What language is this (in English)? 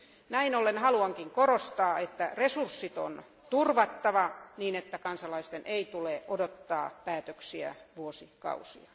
Finnish